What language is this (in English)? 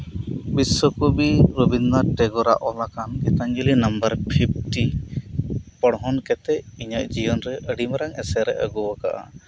Santali